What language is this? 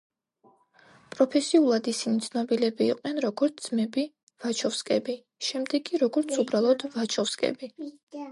Georgian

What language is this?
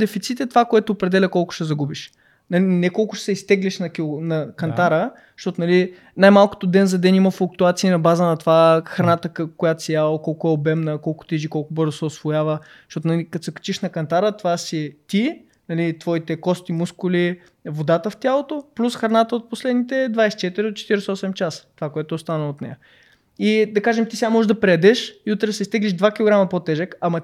Bulgarian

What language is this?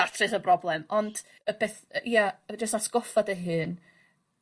Welsh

